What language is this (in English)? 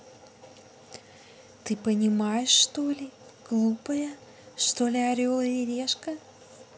Russian